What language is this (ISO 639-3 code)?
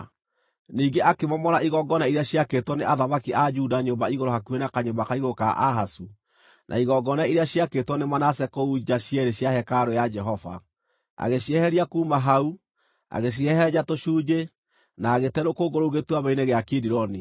kik